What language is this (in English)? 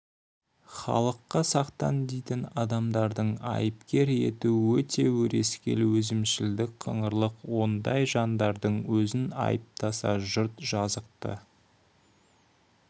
Kazakh